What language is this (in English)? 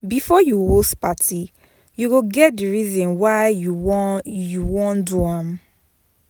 Nigerian Pidgin